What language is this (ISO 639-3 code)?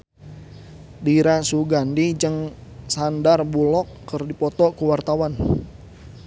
sun